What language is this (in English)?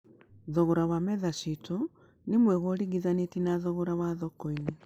Kikuyu